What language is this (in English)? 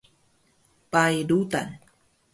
Taroko